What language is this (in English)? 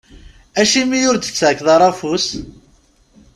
Kabyle